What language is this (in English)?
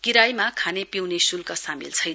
Nepali